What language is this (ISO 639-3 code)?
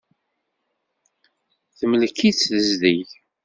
kab